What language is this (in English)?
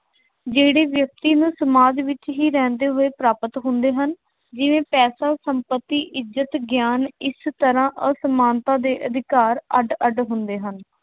Punjabi